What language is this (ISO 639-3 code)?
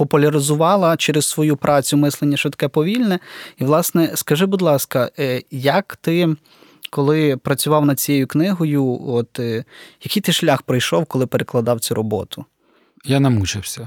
ukr